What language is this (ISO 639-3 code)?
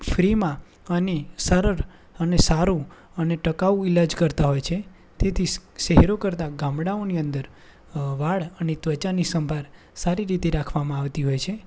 guj